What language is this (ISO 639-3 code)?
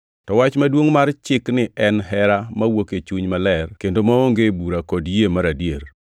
luo